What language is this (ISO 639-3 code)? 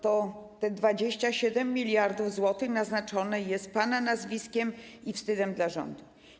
pol